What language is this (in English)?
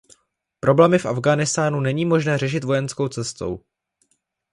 Czech